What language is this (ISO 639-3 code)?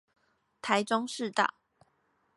zho